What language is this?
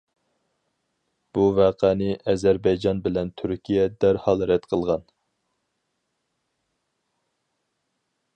Uyghur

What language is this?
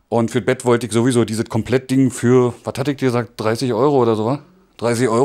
German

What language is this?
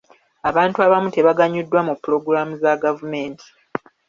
Ganda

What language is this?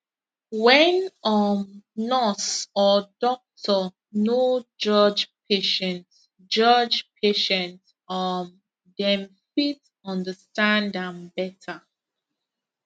Nigerian Pidgin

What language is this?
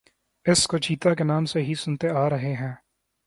Urdu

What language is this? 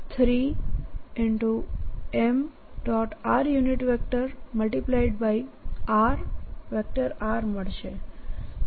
Gujarati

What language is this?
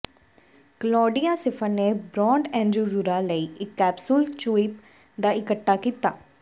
Punjabi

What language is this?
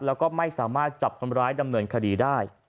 Thai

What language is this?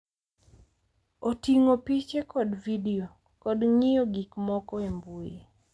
Luo (Kenya and Tanzania)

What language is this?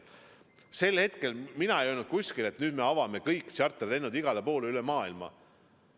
Estonian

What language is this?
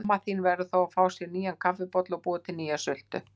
Icelandic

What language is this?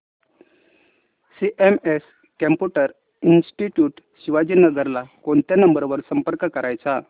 Marathi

